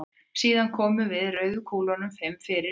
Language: Icelandic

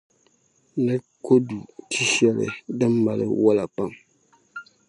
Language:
Dagbani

